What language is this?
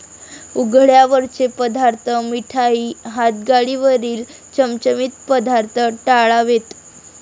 Marathi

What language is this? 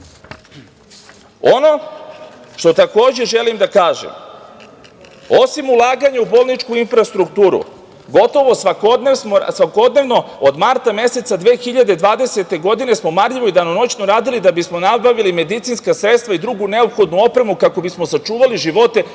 Serbian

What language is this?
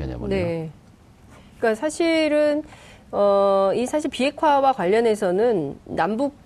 Korean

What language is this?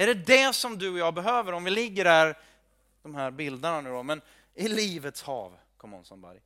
Swedish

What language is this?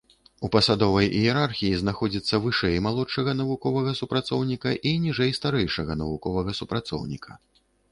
Belarusian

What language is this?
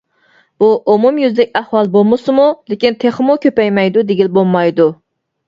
Uyghur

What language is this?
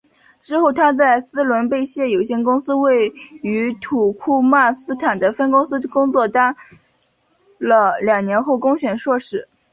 Chinese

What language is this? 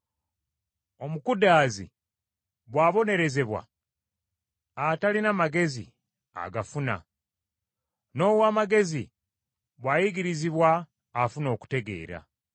Ganda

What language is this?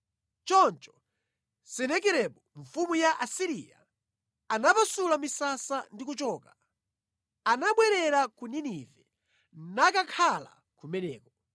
Nyanja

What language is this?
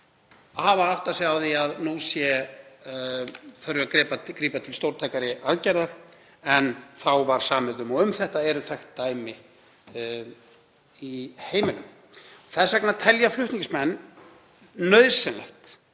Icelandic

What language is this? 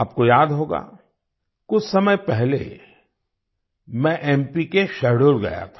Hindi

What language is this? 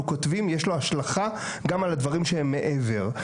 Hebrew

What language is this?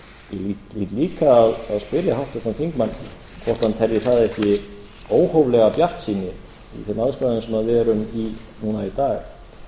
Icelandic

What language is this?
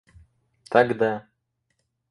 Russian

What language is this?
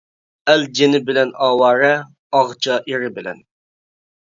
Uyghur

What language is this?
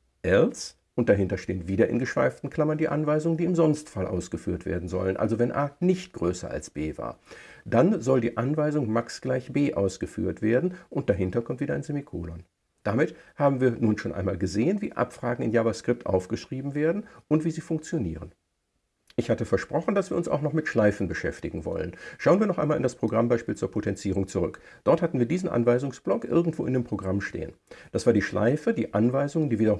German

